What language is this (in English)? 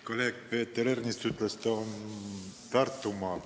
Estonian